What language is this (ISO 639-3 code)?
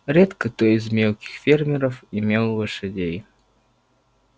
rus